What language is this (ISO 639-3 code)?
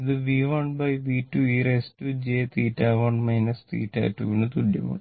mal